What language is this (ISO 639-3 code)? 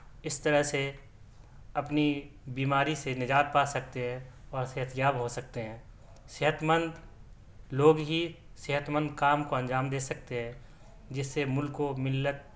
urd